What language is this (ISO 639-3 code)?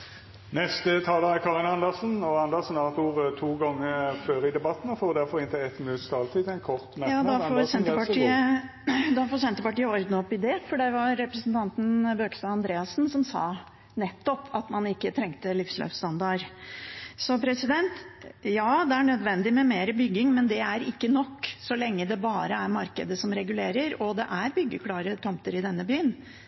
nor